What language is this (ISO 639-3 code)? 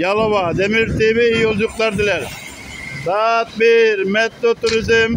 tur